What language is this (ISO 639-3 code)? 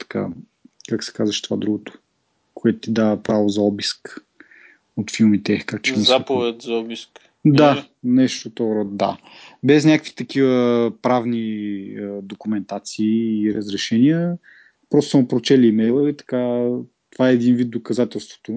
bul